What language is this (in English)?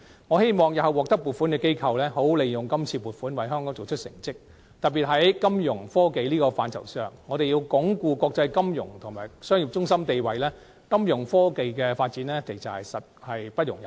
Cantonese